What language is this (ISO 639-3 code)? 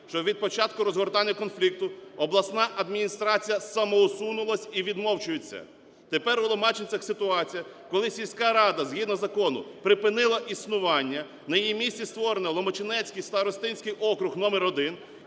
ukr